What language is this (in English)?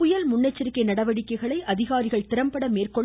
Tamil